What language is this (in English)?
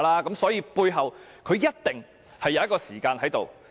Cantonese